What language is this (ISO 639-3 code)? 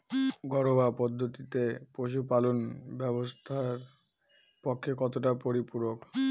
ben